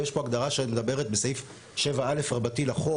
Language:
Hebrew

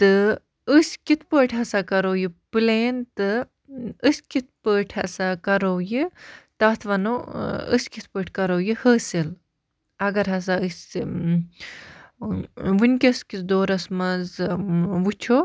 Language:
Kashmiri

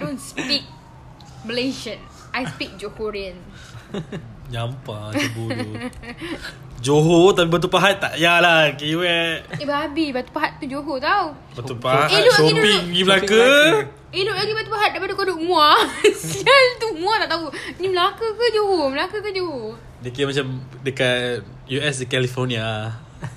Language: Malay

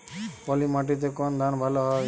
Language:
Bangla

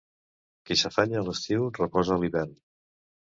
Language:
Catalan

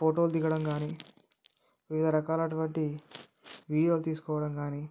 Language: Telugu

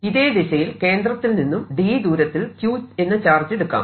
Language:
Malayalam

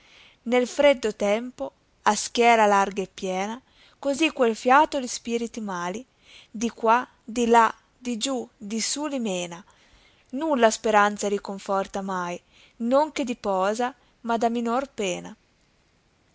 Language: Italian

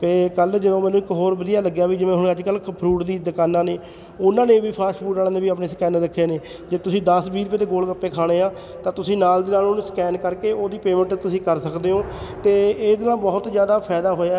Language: Punjabi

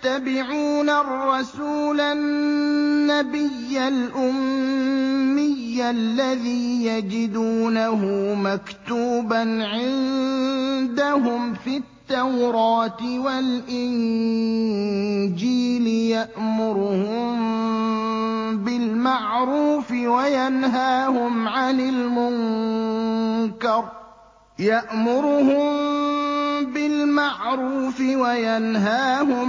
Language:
Arabic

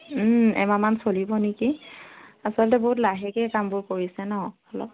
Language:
Assamese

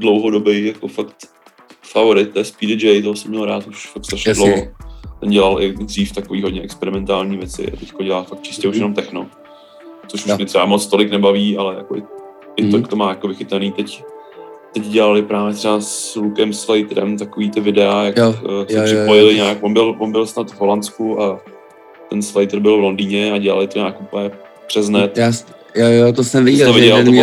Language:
Czech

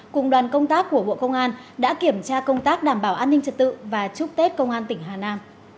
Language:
Vietnamese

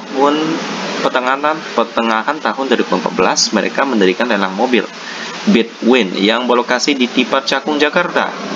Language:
Indonesian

